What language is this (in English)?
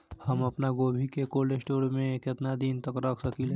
Bhojpuri